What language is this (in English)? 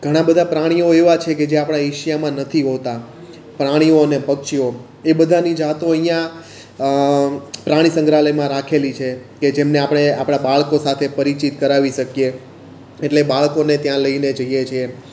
Gujarati